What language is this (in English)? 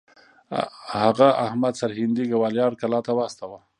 Pashto